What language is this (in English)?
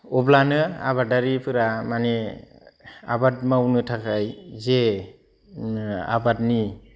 Bodo